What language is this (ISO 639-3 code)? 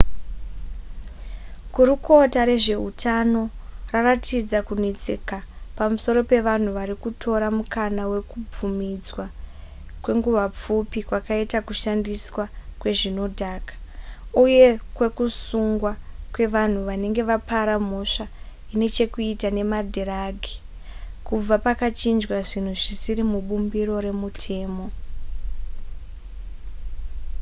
sna